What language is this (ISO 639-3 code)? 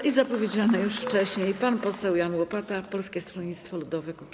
pol